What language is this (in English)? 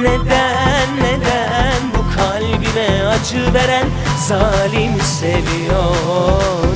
Turkish